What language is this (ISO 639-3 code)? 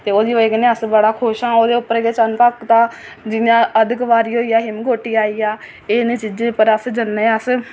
doi